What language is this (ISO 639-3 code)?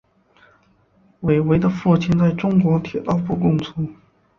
zho